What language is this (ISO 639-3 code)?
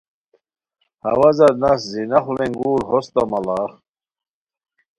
khw